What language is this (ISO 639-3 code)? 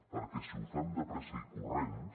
cat